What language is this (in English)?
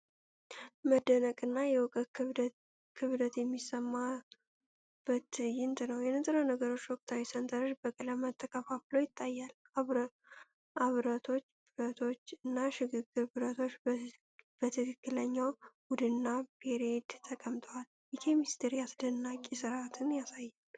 Amharic